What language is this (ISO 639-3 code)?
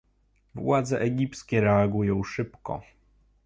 pol